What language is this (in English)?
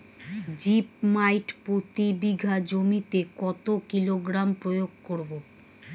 Bangla